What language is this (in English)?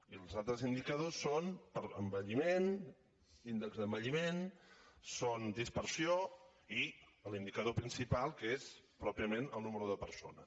Catalan